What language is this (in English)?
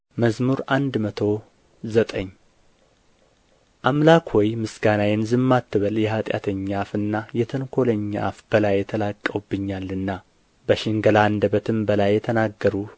Amharic